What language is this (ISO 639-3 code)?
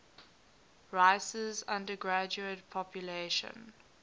eng